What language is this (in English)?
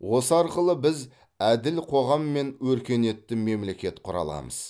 Kazakh